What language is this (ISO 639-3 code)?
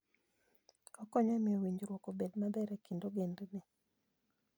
luo